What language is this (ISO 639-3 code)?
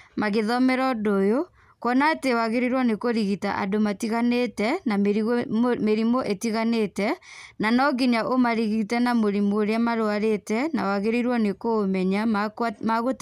kik